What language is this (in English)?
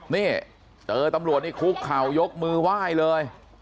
Thai